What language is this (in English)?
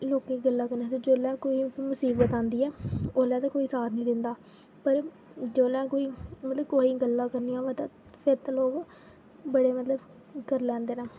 Dogri